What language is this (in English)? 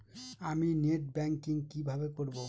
Bangla